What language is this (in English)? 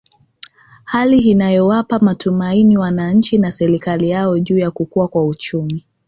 Swahili